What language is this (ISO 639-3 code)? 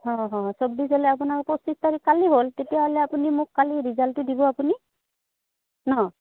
asm